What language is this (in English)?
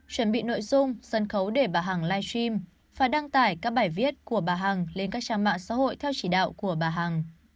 Vietnamese